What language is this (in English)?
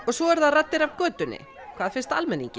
Icelandic